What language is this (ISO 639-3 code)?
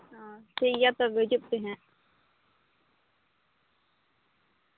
sat